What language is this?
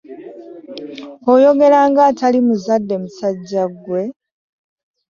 Ganda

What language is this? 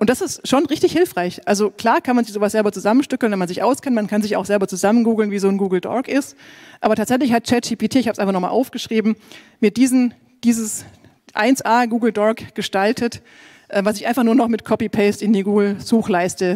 German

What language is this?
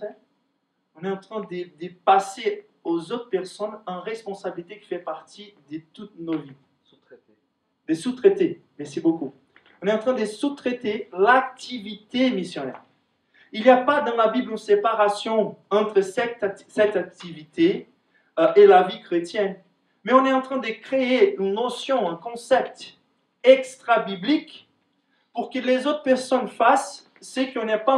French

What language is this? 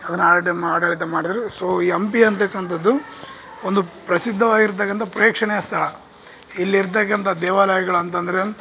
Kannada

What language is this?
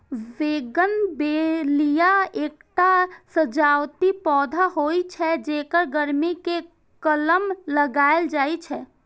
Maithili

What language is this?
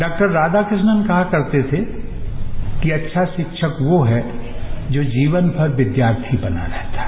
Hindi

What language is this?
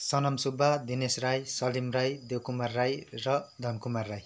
Nepali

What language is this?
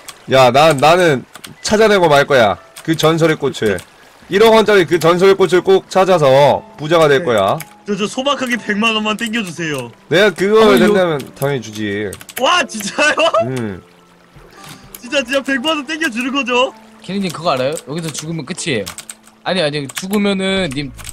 Korean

